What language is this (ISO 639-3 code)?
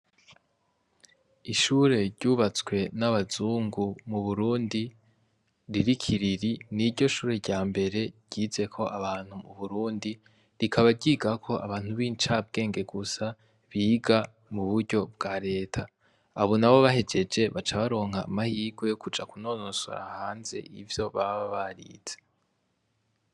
run